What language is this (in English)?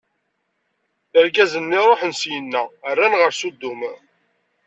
Kabyle